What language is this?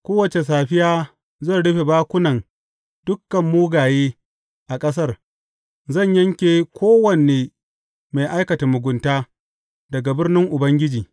Hausa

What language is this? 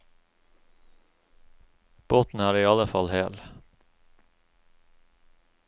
Norwegian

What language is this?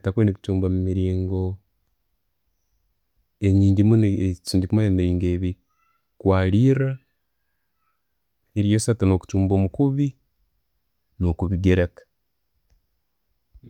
Tooro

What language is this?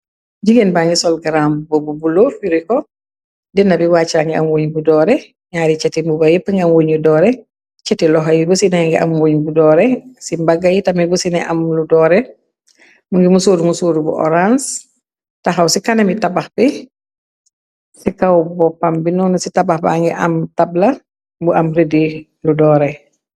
Wolof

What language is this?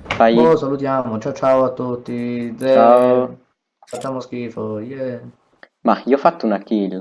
Italian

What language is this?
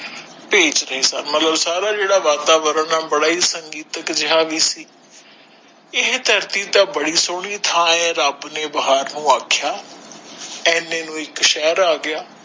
Punjabi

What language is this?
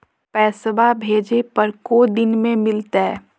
Magahi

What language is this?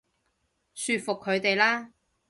Cantonese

